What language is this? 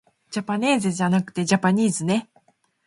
Japanese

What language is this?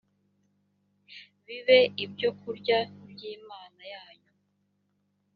Kinyarwanda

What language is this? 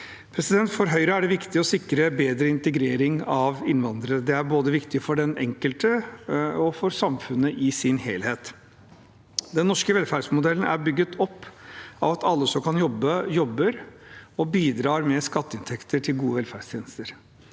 Norwegian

